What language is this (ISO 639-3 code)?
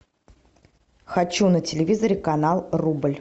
rus